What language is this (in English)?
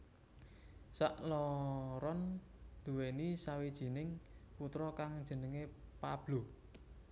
Javanese